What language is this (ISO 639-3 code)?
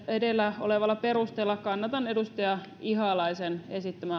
fin